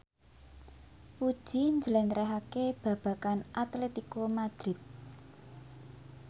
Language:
Javanese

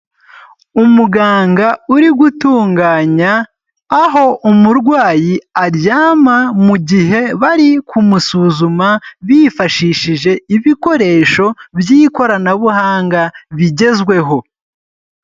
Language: Kinyarwanda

